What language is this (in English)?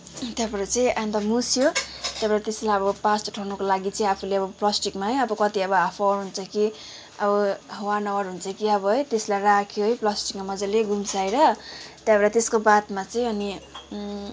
Nepali